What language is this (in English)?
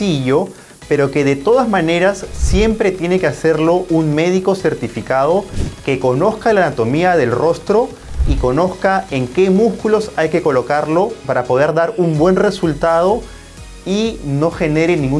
Spanish